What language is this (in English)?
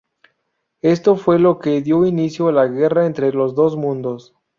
Spanish